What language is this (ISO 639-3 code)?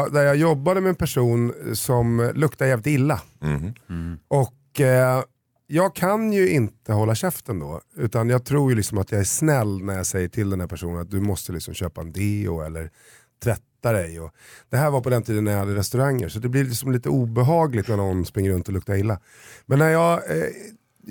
swe